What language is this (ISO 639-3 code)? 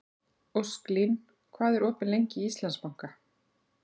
isl